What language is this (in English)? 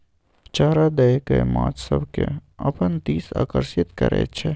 Maithili